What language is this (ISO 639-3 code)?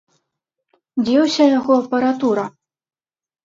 bel